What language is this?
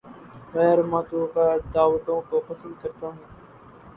Urdu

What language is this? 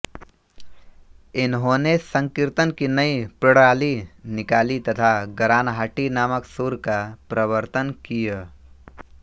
Hindi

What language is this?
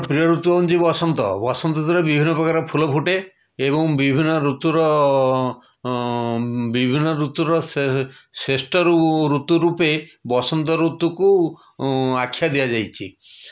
Odia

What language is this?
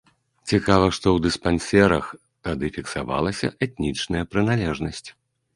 Belarusian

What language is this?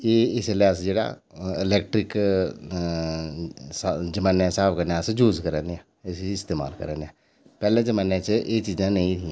Dogri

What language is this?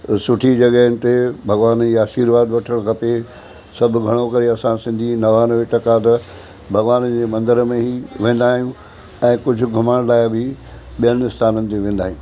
Sindhi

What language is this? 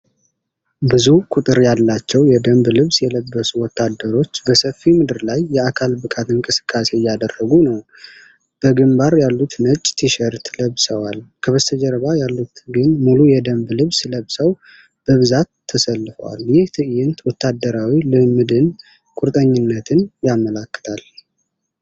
Amharic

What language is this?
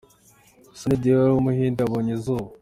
Kinyarwanda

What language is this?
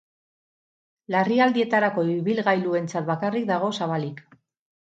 Basque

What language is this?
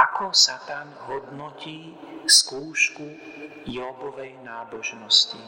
Slovak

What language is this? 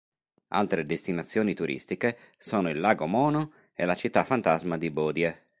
Italian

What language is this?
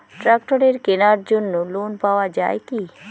Bangla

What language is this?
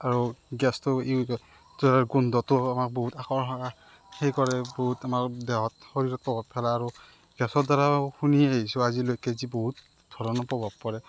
Assamese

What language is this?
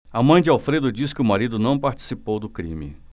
Portuguese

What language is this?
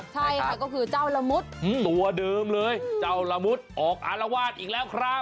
Thai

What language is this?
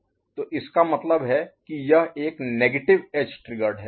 Hindi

